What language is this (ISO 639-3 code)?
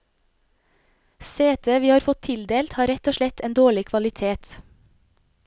nor